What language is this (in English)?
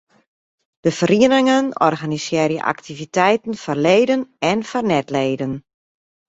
Western Frisian